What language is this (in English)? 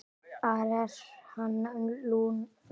Icelandic